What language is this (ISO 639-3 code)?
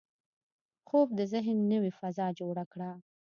pus